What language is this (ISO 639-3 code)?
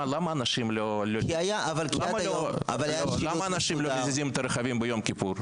heb